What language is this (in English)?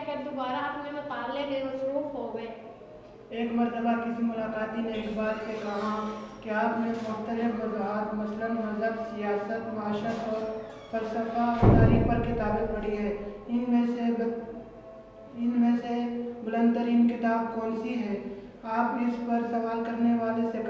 Urdu